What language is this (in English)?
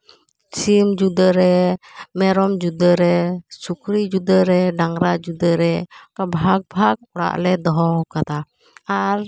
Santali